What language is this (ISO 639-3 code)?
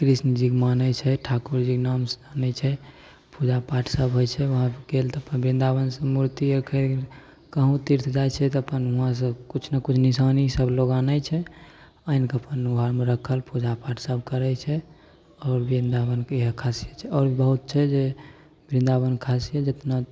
mai